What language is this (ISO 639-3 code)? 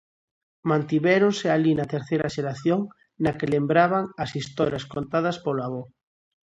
glg